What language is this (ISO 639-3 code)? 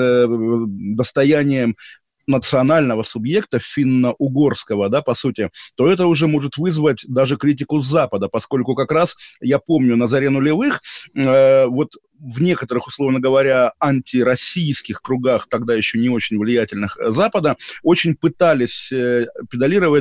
rus